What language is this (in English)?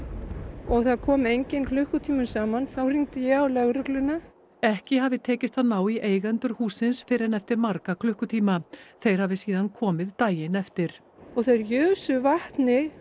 Icelandic